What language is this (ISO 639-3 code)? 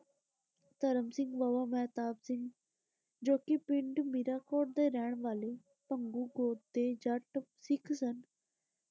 pan